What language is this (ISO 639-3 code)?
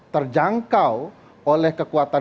ind